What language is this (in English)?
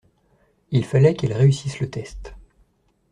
French